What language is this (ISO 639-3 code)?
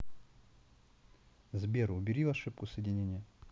rus